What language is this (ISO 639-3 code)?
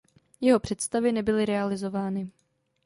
ces